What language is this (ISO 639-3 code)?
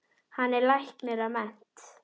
isl